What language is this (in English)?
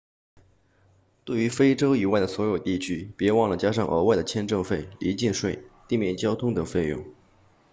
Chinese